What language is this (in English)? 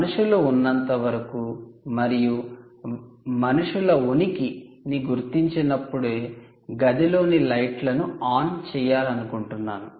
Telugu